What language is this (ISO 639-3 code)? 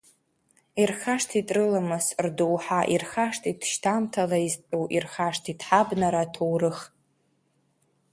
abk